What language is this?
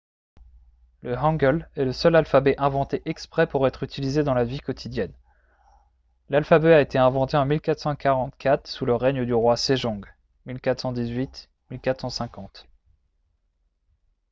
French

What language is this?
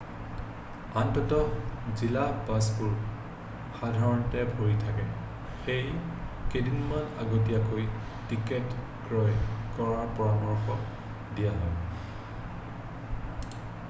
Assamese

